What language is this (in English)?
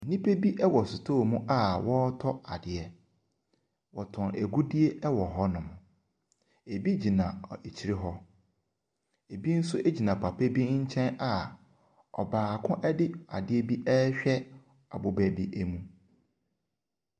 Akan